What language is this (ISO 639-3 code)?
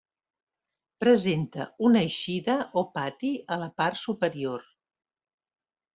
cat